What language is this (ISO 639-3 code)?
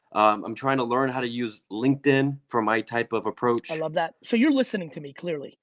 eng